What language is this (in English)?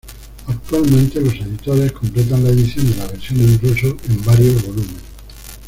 Spanish